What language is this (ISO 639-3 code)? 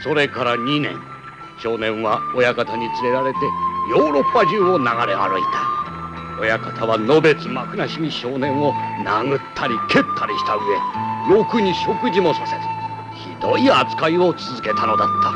jpn